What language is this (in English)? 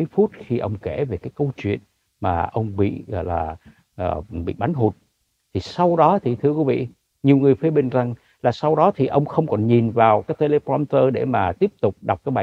Vietnamese